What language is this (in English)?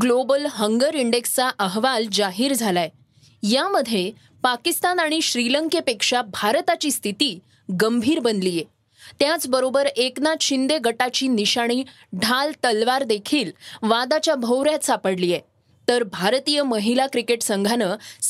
Marathi